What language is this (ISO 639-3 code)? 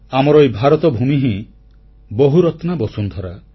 ori